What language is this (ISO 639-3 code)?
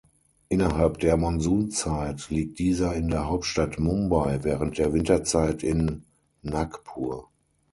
deu